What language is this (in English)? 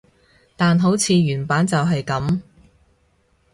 Cantonese